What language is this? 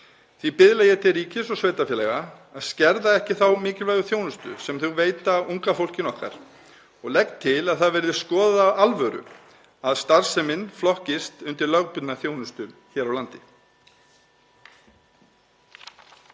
Icelandic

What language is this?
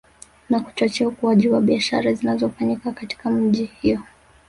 Swahili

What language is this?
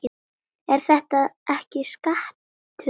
Icelandic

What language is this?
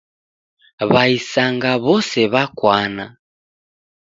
Taita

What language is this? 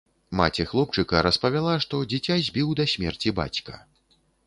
Belarusian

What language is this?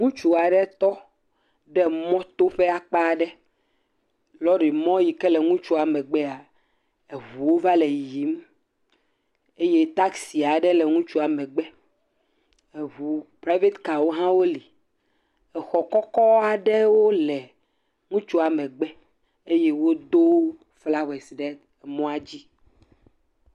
Ewe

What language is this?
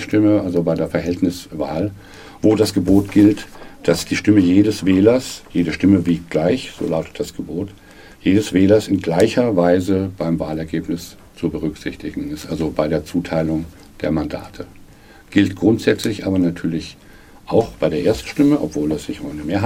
German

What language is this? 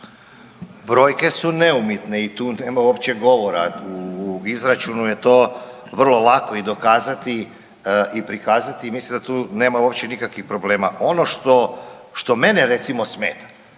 Croatian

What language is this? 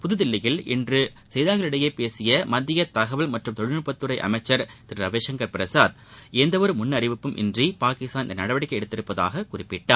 Tamil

